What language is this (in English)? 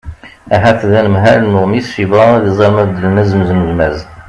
Kabyle